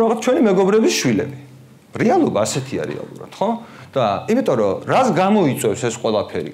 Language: Romanian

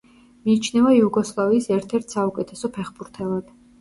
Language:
Georgian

